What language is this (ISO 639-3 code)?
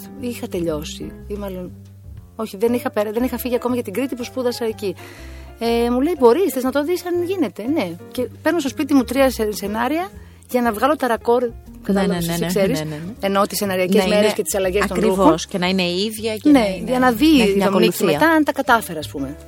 ell